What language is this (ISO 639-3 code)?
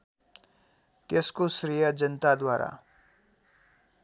nep